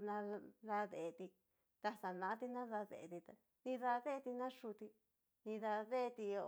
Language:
Cacaloxtepec Mixtec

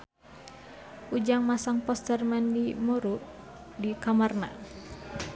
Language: Sundanese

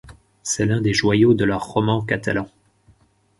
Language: French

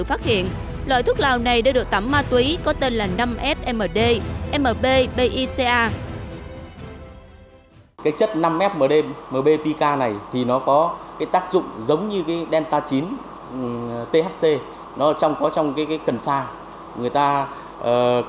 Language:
Vietnamese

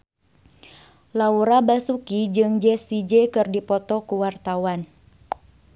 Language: Sundanese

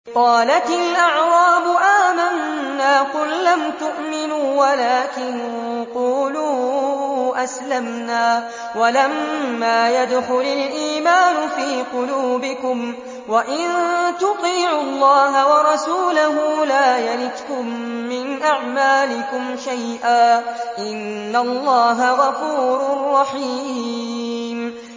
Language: Arabic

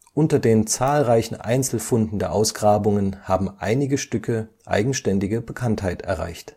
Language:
German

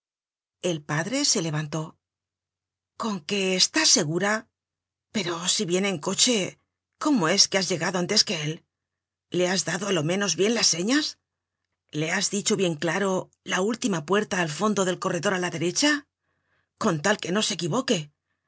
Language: Spanish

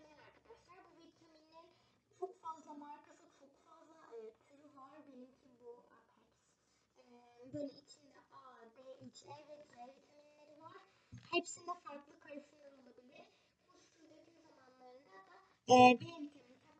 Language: Turkish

